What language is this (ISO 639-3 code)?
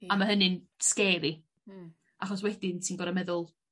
cym